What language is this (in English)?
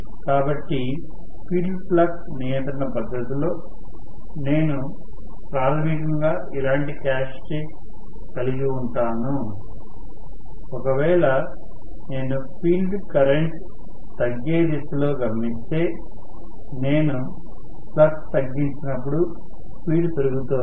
Telugu